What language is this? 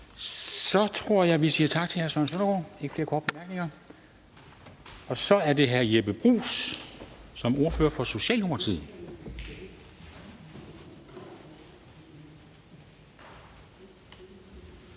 Danish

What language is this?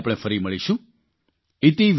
Gujarati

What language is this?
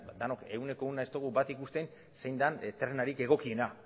Basque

